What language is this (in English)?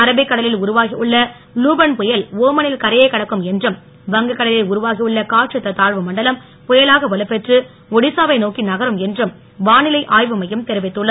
Tamil